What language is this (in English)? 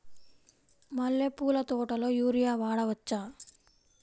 Telugu